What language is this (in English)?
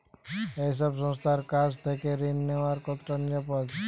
Bangla